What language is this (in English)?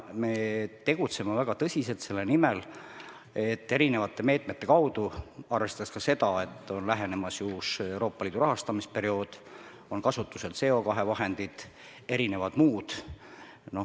Estonian